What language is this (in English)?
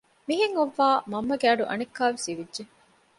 Divehi